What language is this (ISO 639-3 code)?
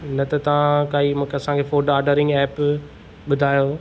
snd